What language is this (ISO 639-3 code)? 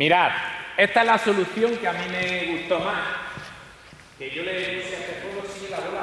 spa